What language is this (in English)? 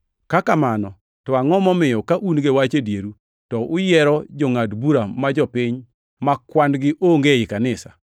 Luo (Kenya and Tanzania)